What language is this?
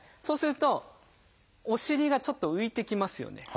Japanese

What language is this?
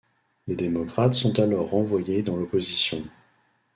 French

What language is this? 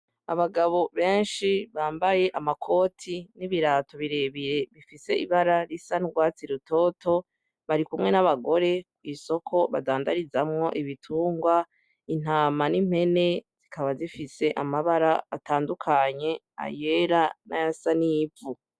Rundi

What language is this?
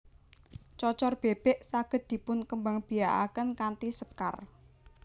Javanese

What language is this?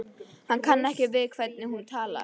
Icelandic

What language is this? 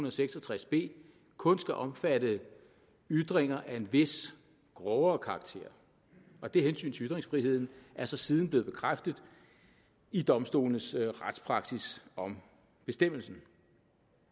Danish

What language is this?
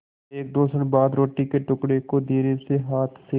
Hindi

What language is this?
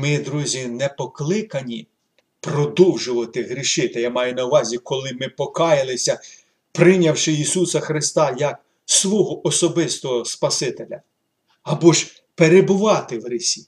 Ukrainian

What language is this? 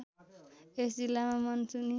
Nepali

